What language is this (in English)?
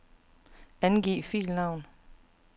Danish